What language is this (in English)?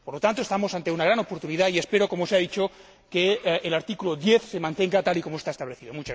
Spanish